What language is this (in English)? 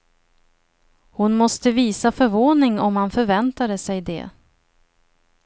Swedish